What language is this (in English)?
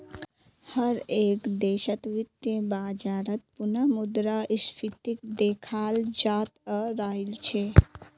Magahi